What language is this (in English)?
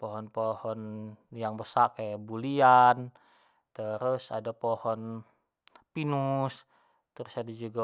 Jambi Malay